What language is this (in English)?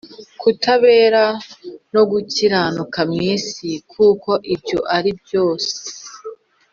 Kinyarwanda